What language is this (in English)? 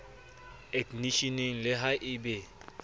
Southern Sotho